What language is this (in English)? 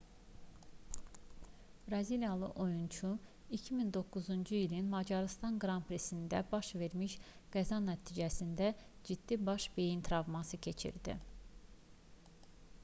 Azerbaijani